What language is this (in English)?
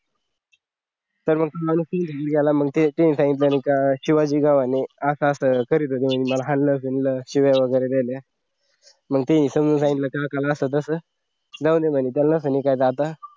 Marathi